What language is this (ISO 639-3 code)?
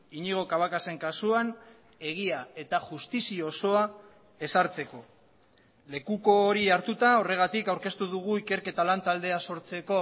eus